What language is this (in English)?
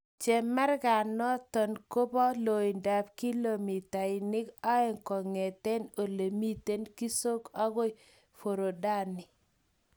Kalenjin